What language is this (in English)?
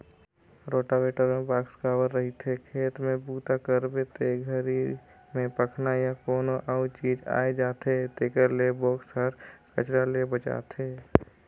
Chhattisgarhi